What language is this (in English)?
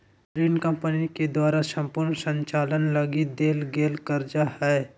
Magahi